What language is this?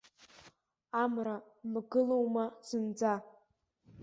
Abkhazian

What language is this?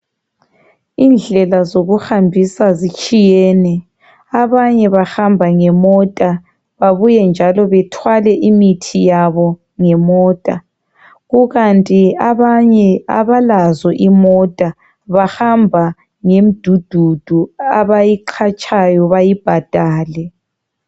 North Ndebele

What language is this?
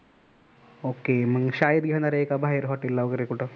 Marathi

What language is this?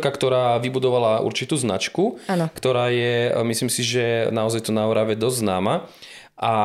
Slovak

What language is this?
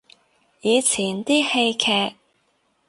Cantonese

